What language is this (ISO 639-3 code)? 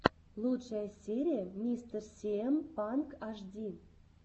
rus